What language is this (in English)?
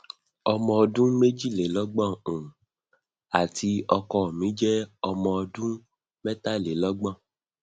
Yoruba